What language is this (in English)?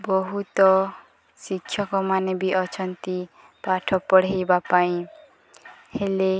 Odia